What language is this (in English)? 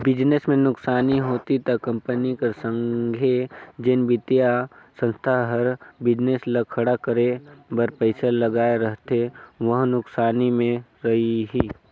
Chhattisgarhi